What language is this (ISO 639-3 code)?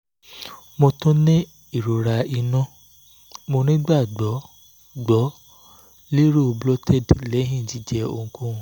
yor